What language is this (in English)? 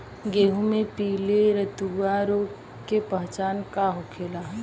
Bhojpuri